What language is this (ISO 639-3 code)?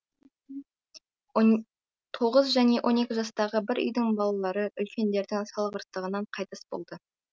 kaz